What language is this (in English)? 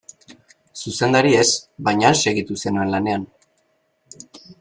Basque